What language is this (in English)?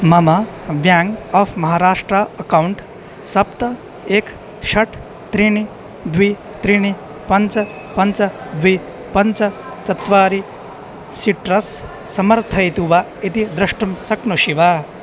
Sanskrit